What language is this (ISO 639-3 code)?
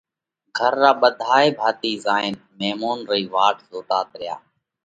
kvx